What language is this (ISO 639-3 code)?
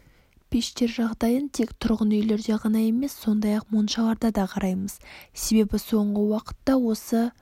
kaz